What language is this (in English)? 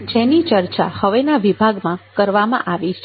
Gujarati